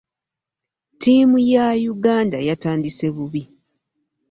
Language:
Ganda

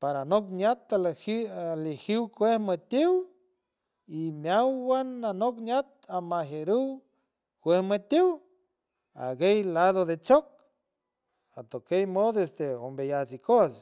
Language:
San Francisco Del Mar Huave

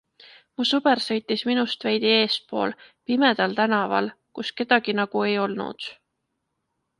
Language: Estonian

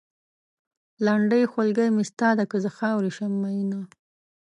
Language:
Pashto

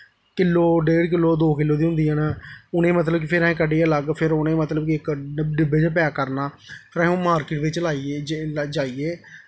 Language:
Dogri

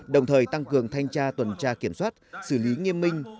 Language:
Vietnamese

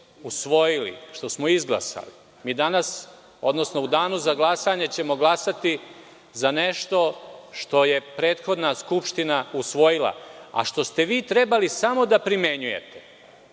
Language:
Serbian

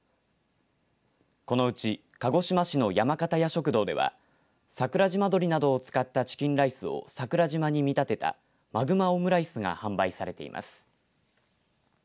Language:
Japanese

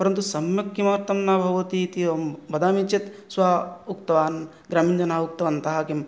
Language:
Sanskrit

